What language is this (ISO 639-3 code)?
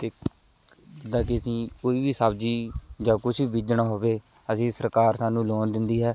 pan